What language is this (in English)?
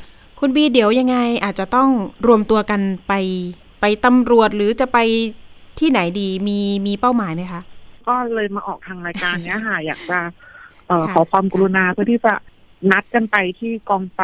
Thai